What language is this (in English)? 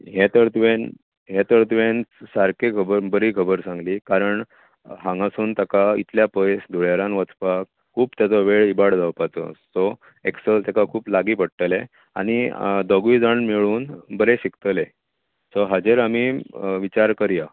Konkani